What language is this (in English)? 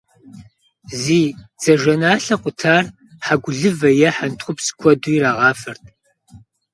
Kabardian